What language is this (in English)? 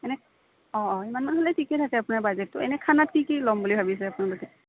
Assamese